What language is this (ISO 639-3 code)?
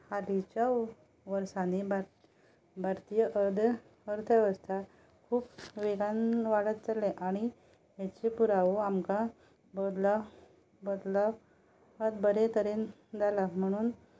kok